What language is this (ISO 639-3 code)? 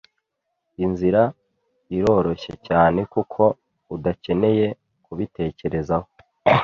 kin